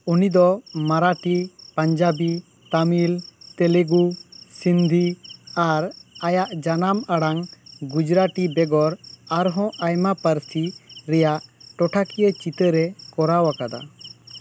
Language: Santali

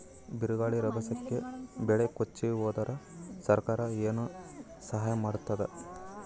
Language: Kannada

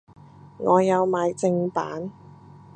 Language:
Cantonese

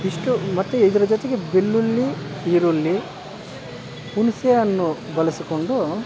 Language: Kannada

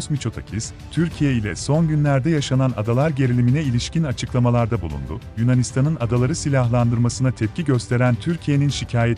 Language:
Turkish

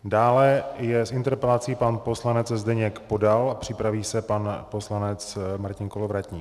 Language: Czech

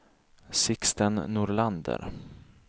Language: Swedish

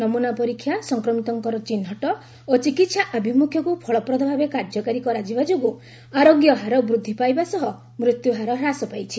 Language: Odia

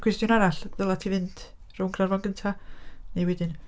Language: Welsh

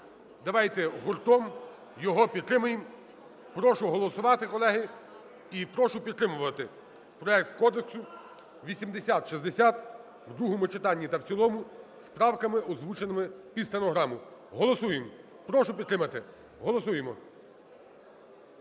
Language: Ukrainian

